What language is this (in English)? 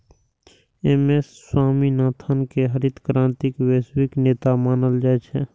Maithili